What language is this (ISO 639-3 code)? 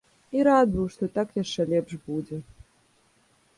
bel